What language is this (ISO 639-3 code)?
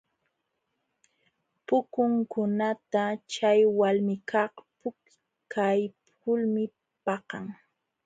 qxw